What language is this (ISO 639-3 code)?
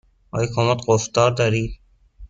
fas